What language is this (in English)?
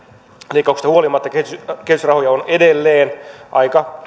Finnish